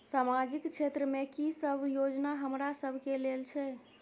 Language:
Maithili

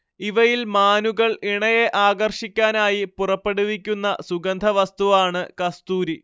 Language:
Malayalam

